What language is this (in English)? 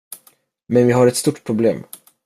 Swedish